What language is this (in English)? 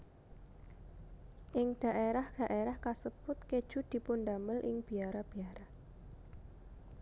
Javanese